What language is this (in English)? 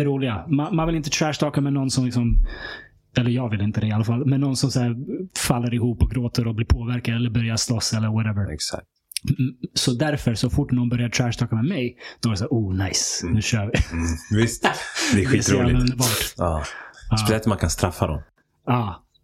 Swedish